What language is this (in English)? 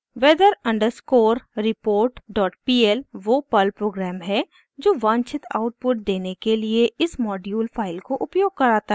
Hindi